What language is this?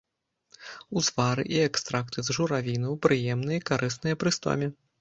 Belarusian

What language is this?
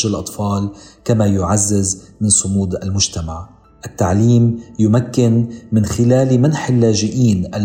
Arabic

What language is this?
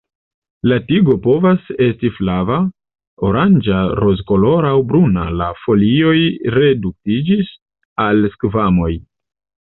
Esperanto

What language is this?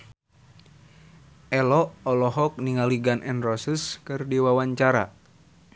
Sundanese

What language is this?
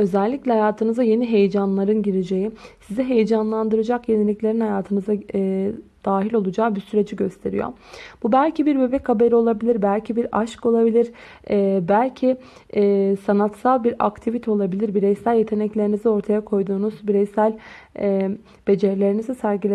Turkish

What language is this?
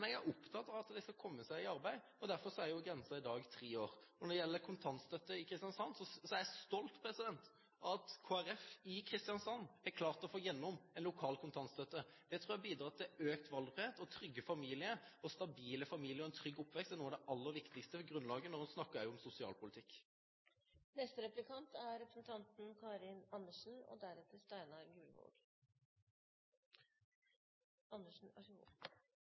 Norwegian Bokmål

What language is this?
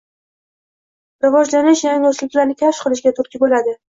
Uzbek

